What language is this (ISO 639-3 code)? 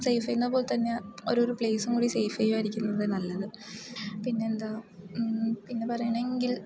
mal